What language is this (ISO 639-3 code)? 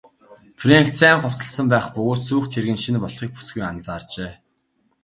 mon